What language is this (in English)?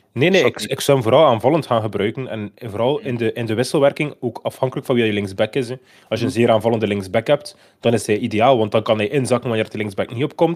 Dutch